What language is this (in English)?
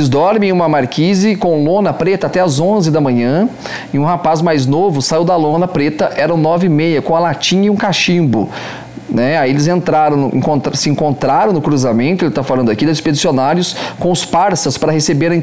Portuguese